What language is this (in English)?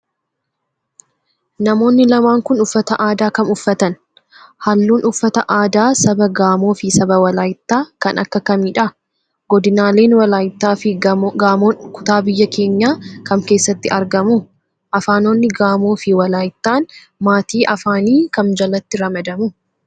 Oromo